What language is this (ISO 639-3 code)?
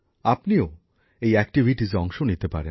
ben